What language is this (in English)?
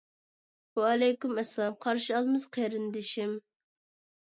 Uyghur